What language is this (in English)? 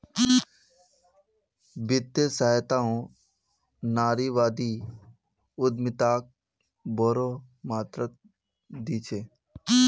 Magahi